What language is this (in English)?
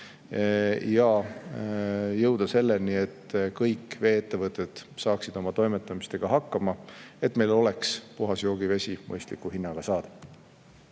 Estonian